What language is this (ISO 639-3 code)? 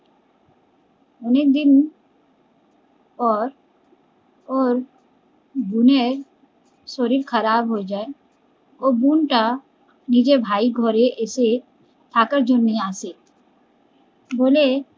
ben